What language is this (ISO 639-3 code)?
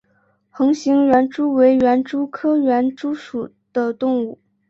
zho